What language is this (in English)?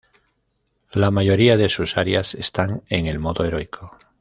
Spanish